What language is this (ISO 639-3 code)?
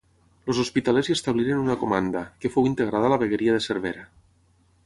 cat